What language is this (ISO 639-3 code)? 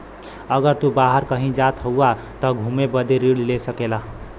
bho